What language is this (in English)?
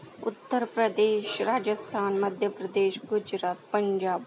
Marathi